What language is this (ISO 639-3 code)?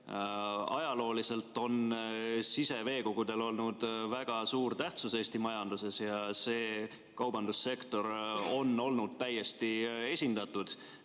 est